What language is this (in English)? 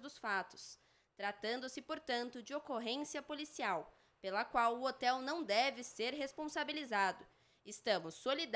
Portuguese